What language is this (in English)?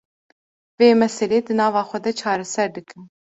Kurdish